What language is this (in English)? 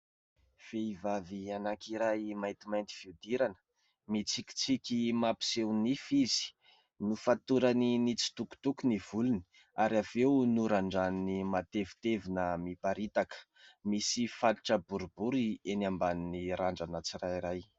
Malagasy